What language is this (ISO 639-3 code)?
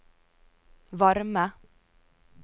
nor